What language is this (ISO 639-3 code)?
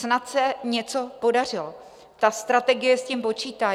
ces